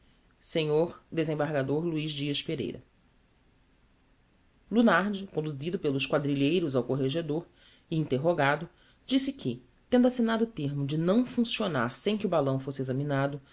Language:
Portuguese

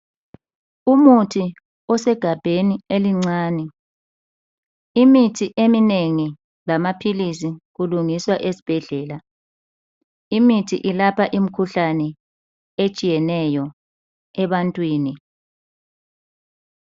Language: North Ndebele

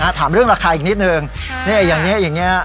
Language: Thai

